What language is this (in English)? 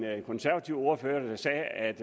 Danish